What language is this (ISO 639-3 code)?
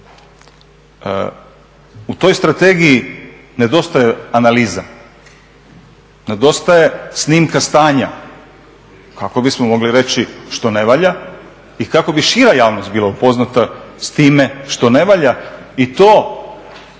hrv